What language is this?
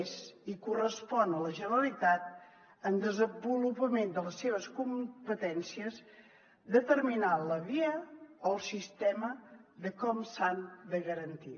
Catalan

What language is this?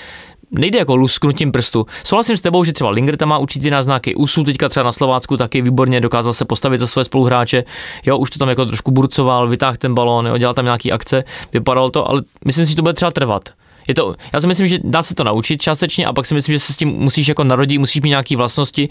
Czech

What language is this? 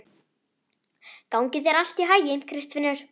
Icelandic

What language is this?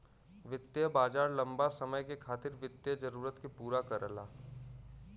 Bhojpuri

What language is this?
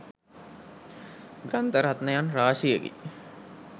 Sinhala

